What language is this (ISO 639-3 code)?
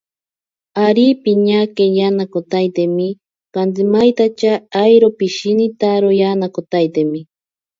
prq